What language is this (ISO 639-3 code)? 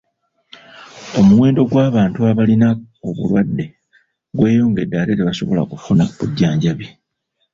lug